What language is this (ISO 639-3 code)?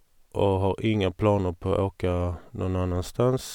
nor